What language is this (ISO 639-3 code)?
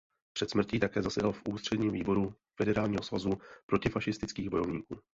ces